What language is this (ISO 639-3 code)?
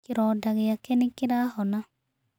kik